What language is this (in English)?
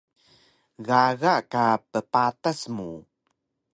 Taroko